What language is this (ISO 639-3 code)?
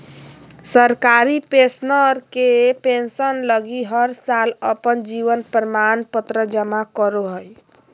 mag